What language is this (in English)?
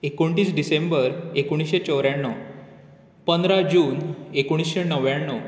Konkani